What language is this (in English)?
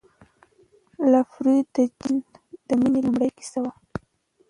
Pashto